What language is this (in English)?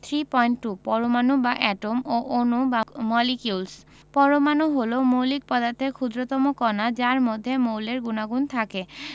Bangla